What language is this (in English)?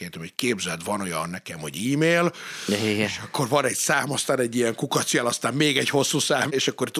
Hungarian